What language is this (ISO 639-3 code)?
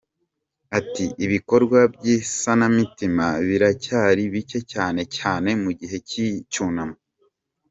kin